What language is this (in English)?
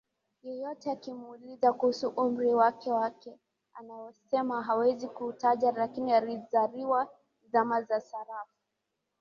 Swahili